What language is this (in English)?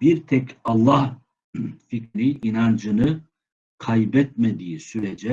Turkish